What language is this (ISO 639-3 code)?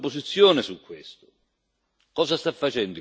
ita